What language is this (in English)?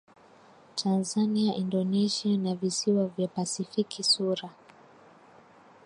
Swahili